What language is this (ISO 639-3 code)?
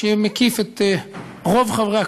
heb